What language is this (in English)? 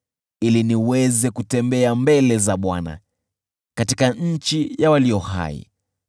Swahili